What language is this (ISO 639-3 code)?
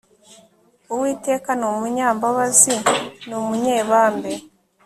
kin